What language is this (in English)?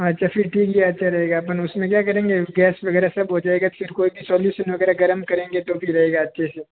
Hindi